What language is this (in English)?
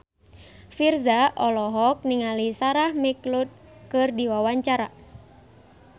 Sundanese